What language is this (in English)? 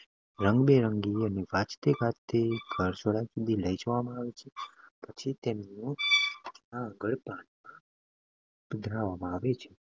Gujarati